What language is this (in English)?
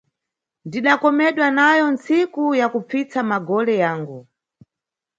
Nyungwe